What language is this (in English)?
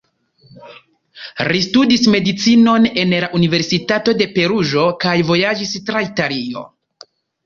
Esperanto